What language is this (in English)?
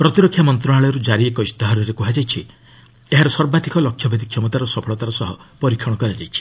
Odia